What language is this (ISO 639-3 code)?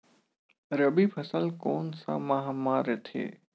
hne